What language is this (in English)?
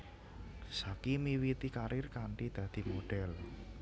Javanese